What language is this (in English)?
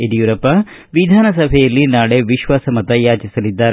Kannada